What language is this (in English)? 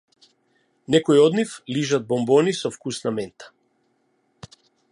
Macedonian